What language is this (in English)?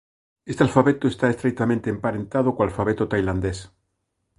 Galician